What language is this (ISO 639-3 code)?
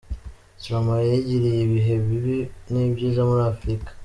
kin